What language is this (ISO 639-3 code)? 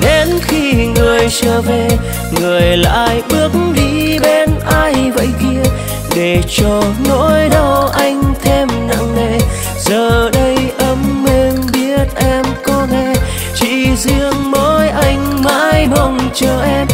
vie